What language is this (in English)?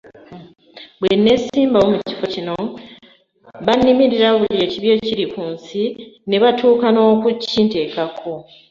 Ganda